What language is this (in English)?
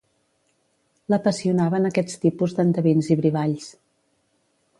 Catalan